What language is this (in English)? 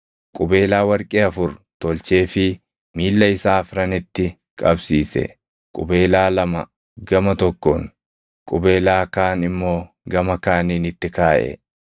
Oromo